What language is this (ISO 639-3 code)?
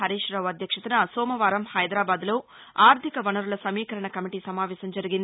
tel